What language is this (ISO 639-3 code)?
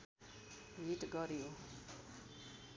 nep